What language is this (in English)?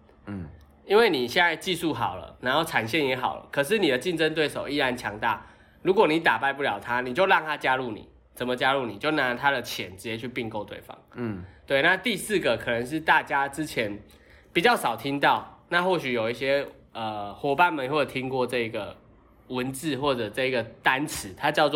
Chinese